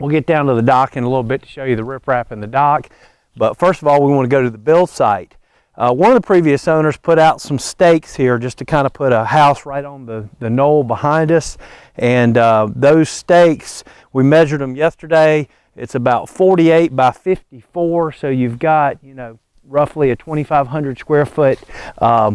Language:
English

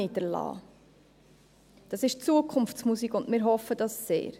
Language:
Swiss German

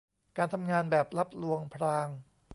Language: Thai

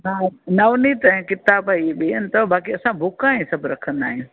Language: Sindhi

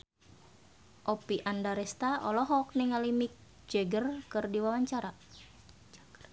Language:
Sundanese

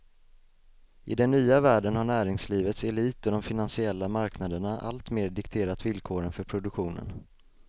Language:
Swedish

